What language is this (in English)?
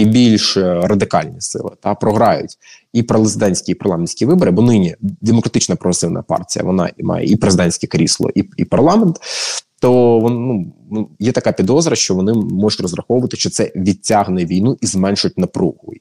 Ukrainian